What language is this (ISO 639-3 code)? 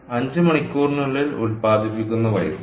mal